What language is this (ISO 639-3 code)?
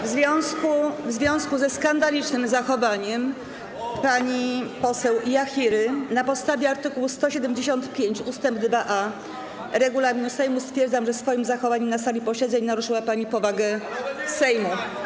pol